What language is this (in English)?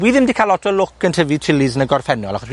Welsh